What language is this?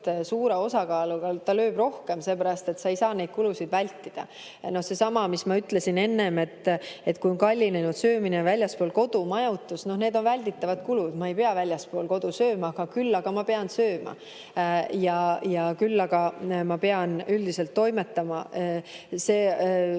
Estonian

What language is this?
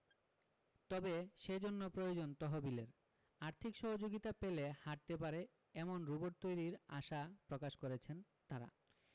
Bangla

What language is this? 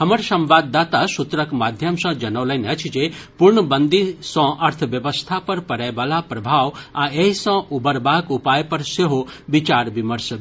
Maithili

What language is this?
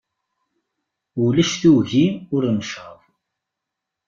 Kabyle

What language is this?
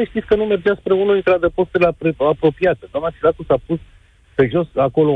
Romanian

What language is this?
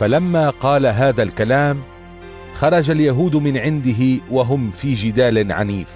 Arabic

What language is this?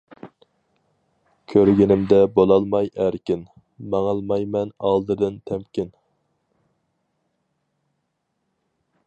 Uyghur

